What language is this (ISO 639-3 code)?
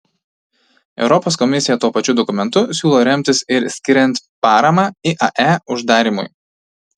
lit